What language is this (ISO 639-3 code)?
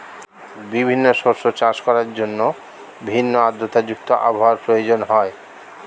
ben